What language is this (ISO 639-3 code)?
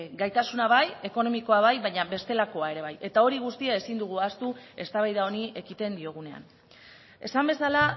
eus